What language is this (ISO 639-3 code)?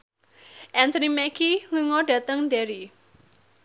jav